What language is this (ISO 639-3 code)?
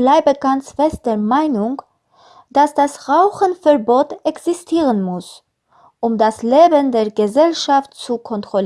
deu